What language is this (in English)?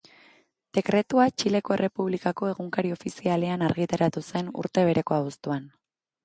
Basque